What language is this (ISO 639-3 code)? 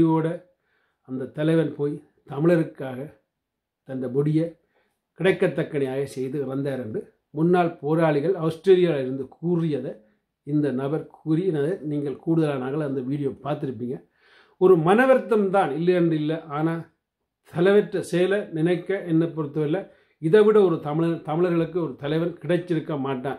ron